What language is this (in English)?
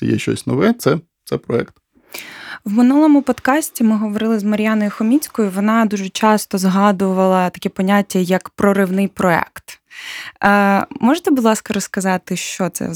Ukrainian